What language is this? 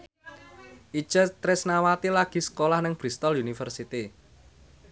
Javanese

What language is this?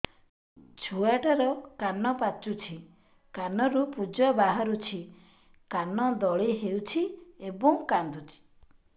Odia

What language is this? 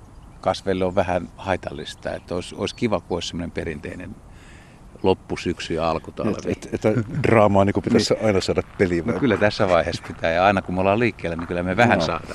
Finnish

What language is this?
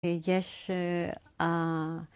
Hebrew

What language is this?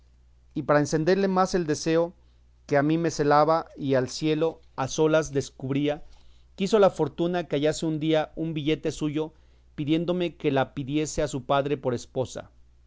Spanish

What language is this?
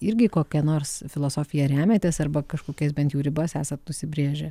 Lithuanian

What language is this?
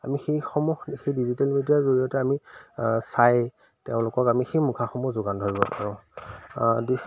Assamese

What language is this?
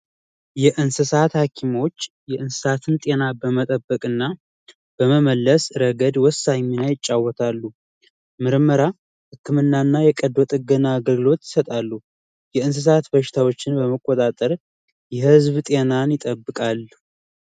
Amharic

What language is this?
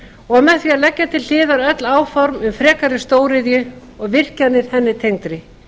Icelandic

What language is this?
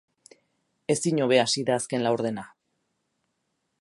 Basque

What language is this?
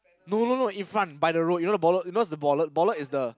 English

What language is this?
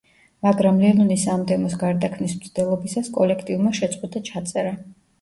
Georgian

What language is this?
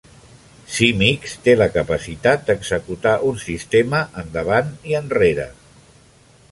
Catalan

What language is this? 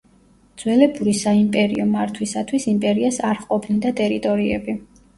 Georgian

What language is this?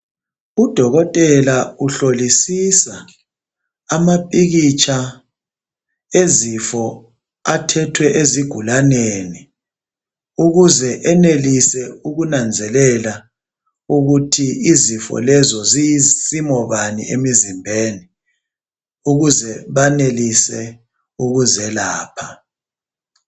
North Ndebele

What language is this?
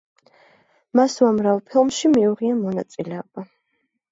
Georgian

